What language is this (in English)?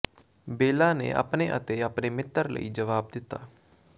Punjabi